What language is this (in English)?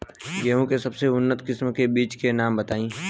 Bhojpuri